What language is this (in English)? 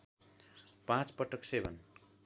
Nepali